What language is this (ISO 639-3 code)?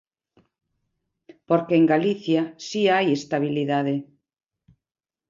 glg